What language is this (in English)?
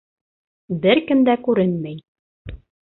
Bashkir